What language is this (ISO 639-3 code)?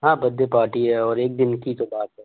hin